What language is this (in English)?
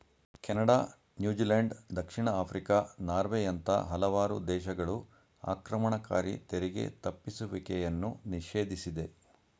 Kannada